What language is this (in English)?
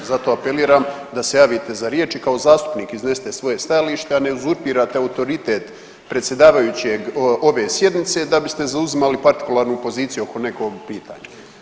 Croatian